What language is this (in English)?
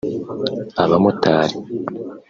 Kinyarwanda